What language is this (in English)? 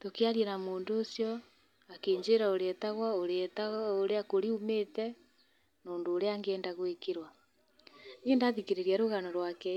Kikuyu